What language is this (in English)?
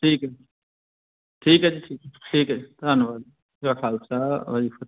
Punjabi